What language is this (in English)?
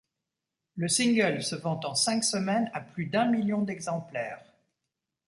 French